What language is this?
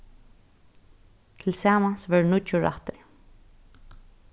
Faroese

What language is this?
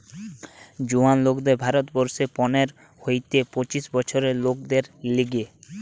Bangla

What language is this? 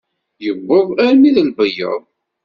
Kabyle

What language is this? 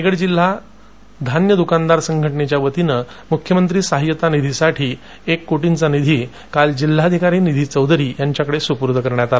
Marathi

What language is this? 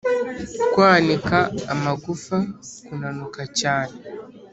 Kinyarwanda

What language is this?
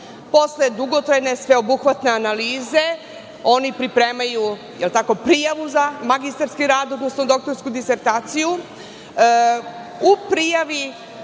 Serbian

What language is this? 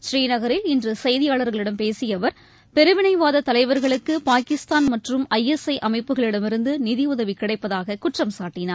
Tamil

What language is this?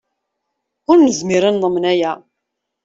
Kabyle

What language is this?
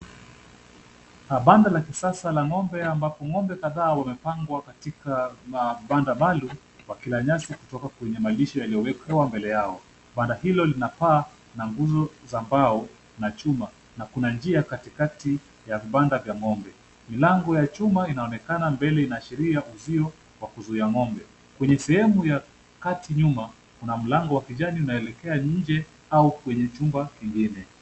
Swahili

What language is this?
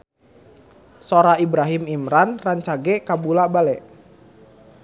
Sundanese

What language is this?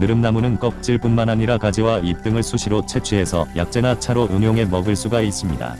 Korean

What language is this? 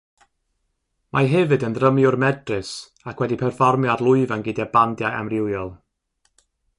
Welsh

